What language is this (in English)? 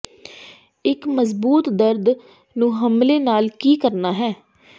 Punjabi